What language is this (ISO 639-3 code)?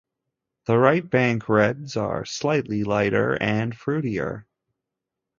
eng